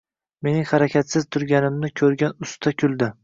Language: Uzbek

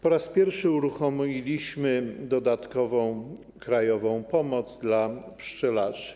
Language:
Polish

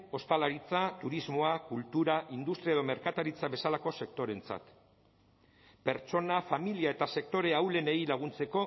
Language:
Basque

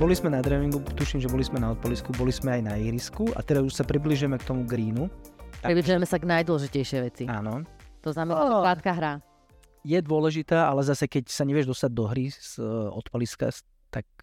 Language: Slovak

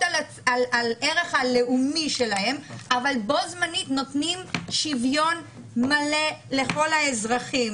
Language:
Hebrew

